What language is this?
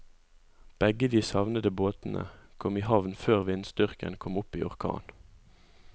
Norwegian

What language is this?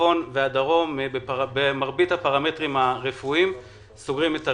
Hebrew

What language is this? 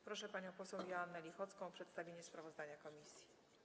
Polish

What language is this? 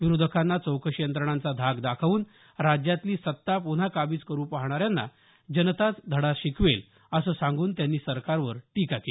Marathi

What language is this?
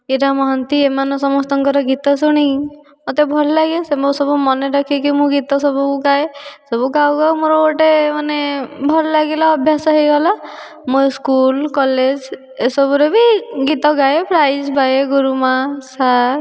Odia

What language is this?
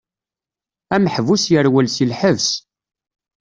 Kabyle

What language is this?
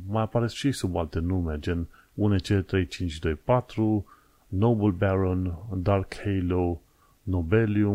Romanian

